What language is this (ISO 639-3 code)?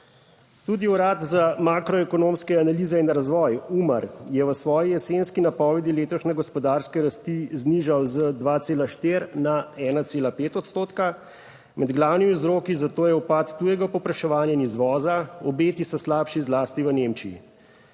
slv